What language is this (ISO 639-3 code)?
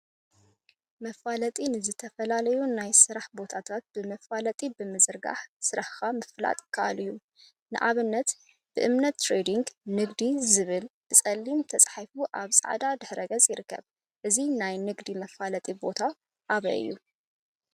tir